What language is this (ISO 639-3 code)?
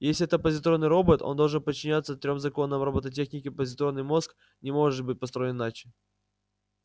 rus